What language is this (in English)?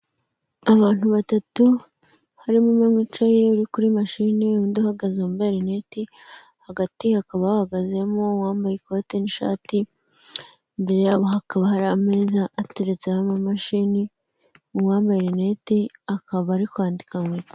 Kinyarwanda